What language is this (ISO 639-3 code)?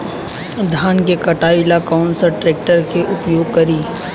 bho